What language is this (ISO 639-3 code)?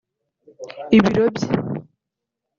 kin